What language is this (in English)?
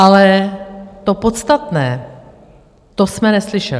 Czech